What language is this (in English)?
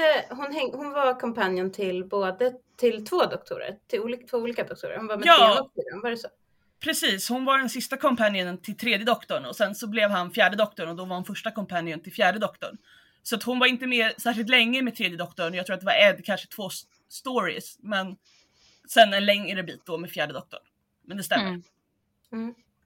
Swedish